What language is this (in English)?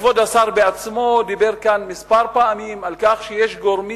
Hebrew